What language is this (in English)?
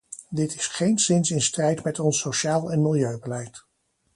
Dutch